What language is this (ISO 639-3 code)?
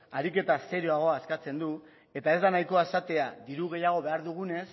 eus